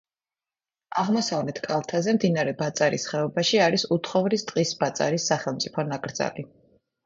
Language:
Georgian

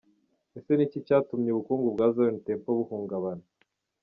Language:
Kinyarwanda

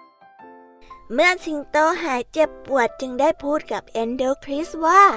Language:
Thai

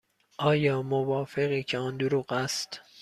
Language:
Persian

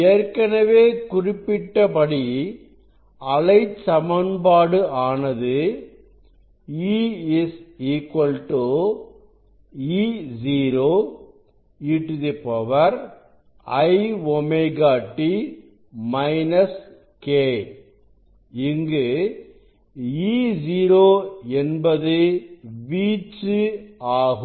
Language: Tamil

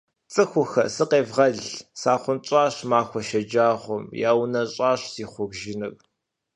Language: Kabardian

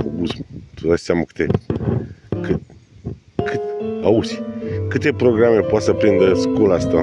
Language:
Romanian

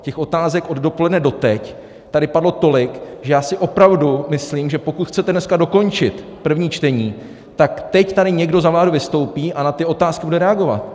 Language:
Czech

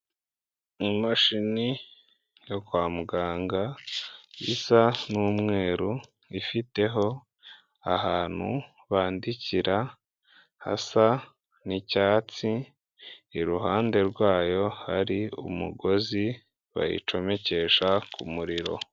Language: Kinyarwanda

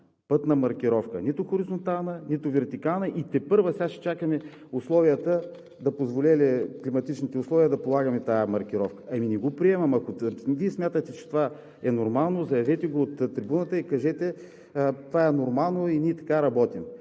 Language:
Bulgarian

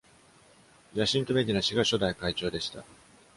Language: Japanese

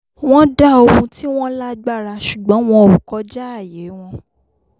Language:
Yoruba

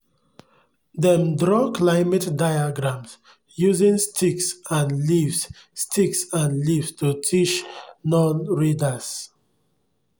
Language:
Nigerian Pidgin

